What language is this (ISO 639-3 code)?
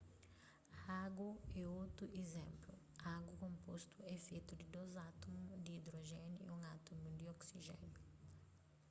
kea